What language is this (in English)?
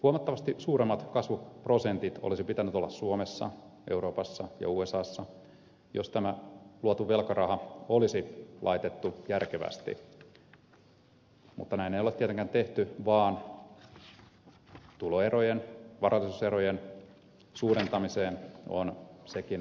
Finnish